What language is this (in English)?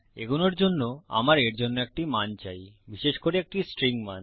Bangla